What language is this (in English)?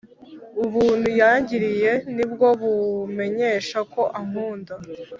Kinyarwanda